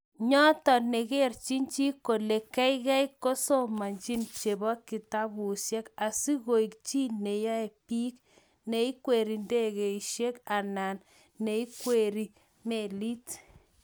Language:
Kalenjin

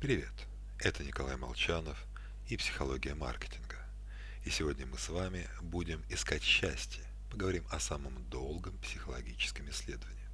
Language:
Russian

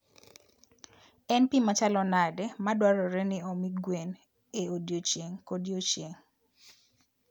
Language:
Luo (Kenya and Tanzania)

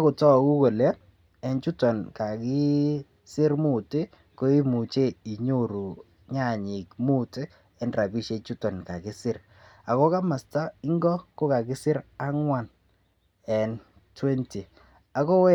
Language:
Kalenjin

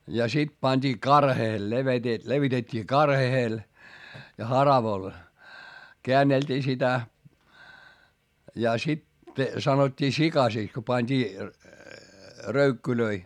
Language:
Finnish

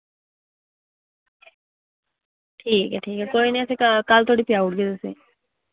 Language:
Dogri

